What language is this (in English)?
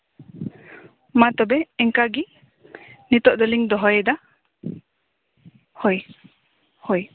Santali